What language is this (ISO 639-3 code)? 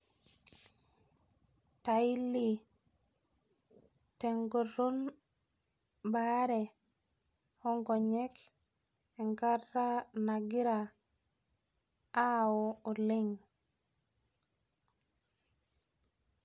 mas